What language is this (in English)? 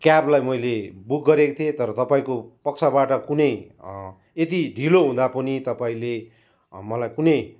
Nepali